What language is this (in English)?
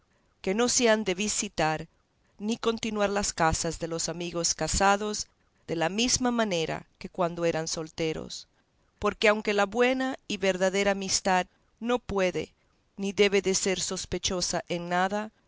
Spanish